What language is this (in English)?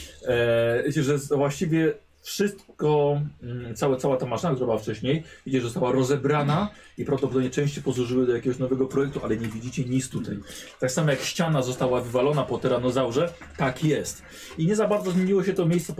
Polish